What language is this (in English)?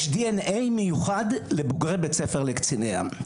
Hebrew